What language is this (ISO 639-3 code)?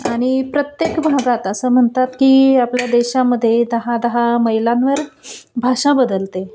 mar